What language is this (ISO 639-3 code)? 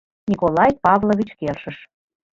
chm